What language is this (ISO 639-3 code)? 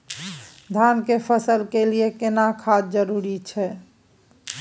mai